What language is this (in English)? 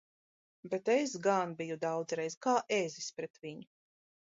Latvian